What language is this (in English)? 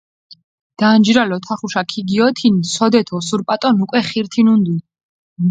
Mingrelian